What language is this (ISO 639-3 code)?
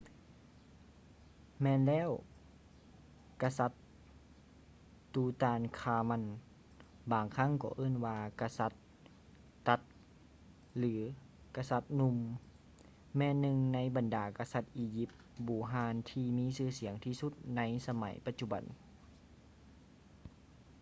lao